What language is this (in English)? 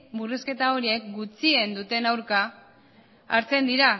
Basque